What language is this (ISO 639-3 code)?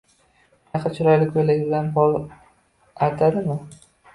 uzb